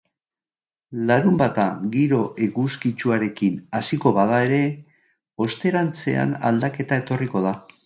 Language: Basque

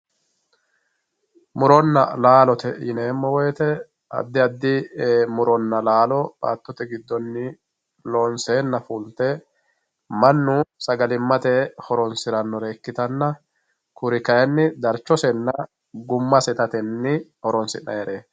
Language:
Sidamo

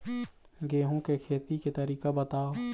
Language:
Chhattisgarhi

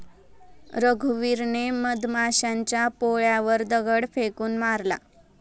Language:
Marathi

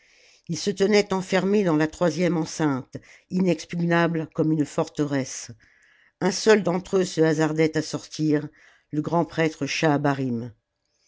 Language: French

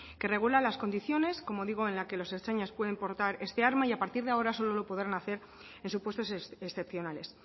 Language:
Spanish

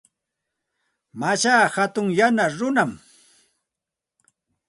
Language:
Santa Ana de Tusi Pasco Quechua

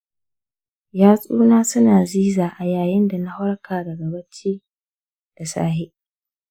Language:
Hausa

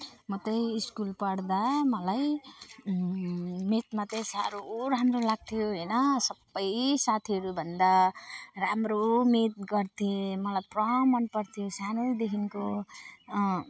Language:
Nepali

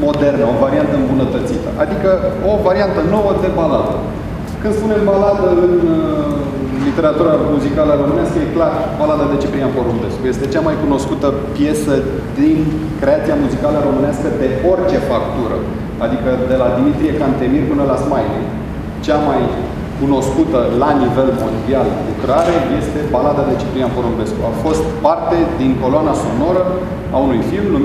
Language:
Romanian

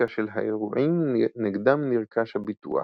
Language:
Hebrew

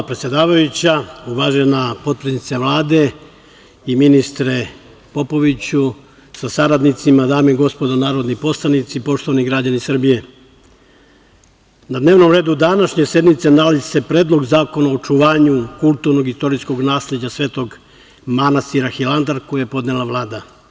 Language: Serbian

